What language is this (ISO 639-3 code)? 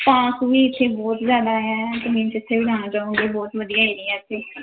pan